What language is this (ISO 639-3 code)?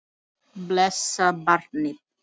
isl